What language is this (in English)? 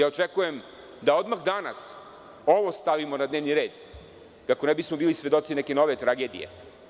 Serbian